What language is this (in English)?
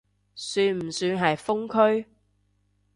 Cantonese